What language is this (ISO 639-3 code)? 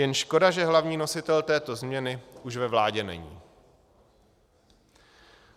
ces